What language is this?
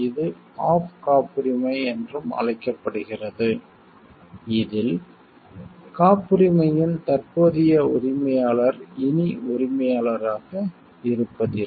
Tamil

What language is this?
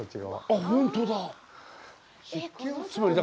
Japanese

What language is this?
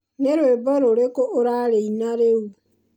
Kikuyu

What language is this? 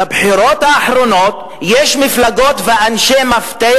Hebrew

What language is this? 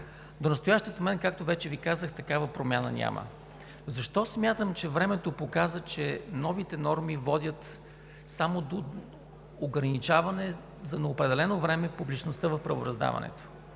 Bulgarian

